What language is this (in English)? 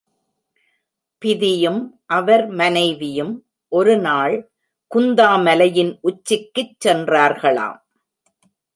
Tamil